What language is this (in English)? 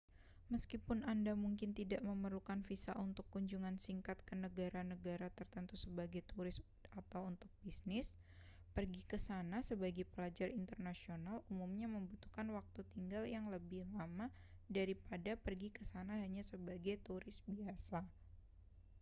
Indonesian